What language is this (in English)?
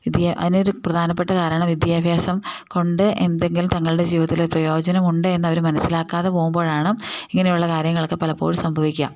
Malayalam